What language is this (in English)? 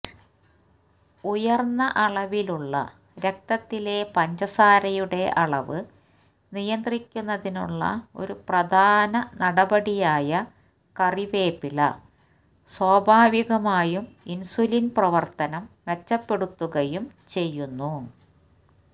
Malayalam